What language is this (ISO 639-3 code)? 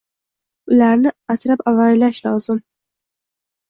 uzb